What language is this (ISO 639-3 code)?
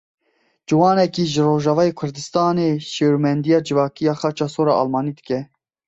kur